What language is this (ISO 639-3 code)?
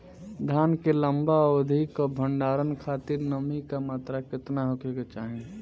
bho